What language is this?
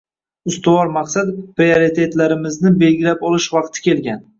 Uzbek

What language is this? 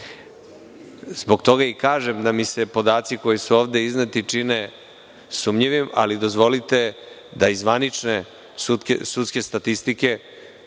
Serbian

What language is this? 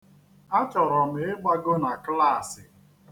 Igbo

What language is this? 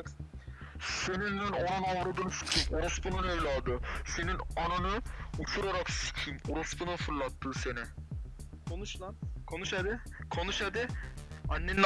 Turkish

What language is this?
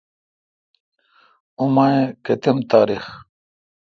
Kalkoti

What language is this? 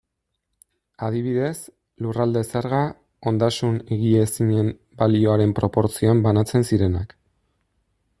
Basque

